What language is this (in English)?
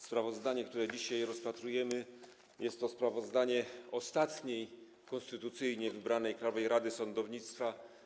Polish